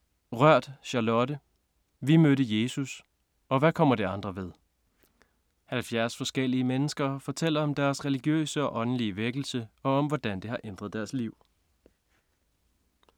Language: Danish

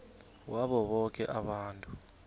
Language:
South Ndebele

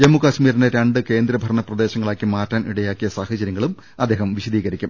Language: Malayalam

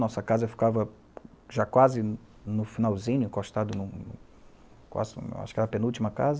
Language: Portuguese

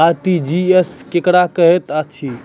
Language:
Maithili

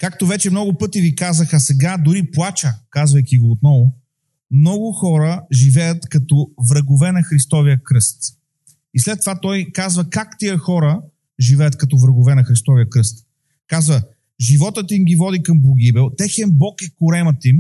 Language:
Bulgarian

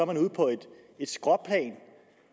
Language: Danish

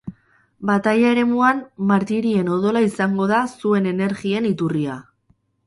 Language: Basque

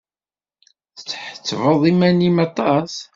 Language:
Kabyle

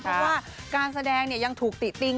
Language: Thai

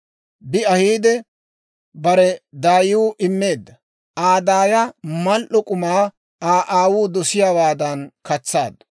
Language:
Dawro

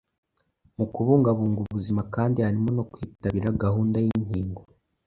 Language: Kinyarwanda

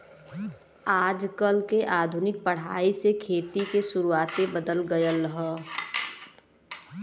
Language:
Bhojpuri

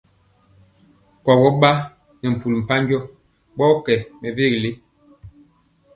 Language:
Mpiemo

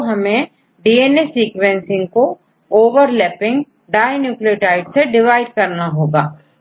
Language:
Hindi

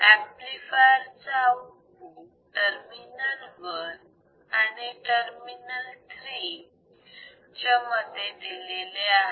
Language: Marathi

